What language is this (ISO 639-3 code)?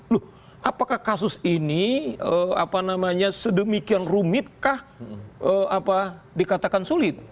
ind